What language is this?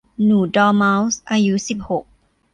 Thai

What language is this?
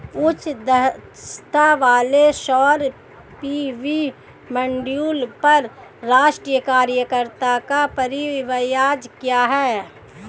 Hindi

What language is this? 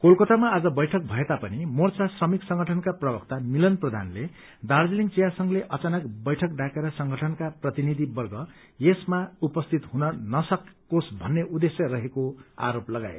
Nepali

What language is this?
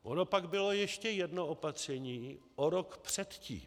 Czech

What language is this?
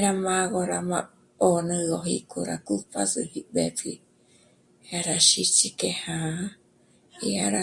Michoacán Mazahua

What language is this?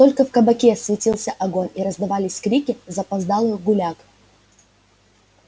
Russian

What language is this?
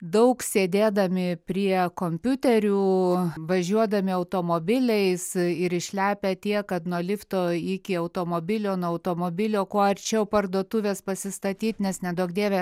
Lithuanian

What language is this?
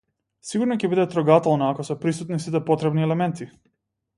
Macedonian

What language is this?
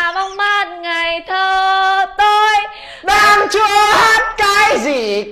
Vietnamese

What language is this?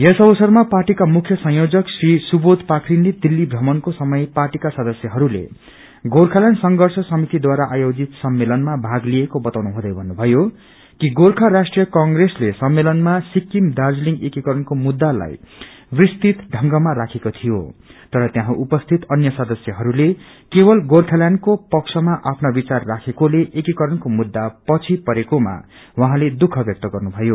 Nepali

